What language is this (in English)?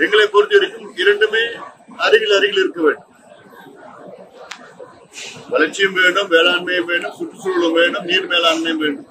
Italian